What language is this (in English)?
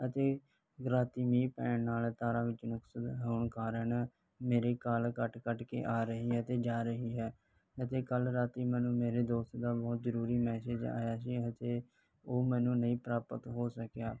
Punjabi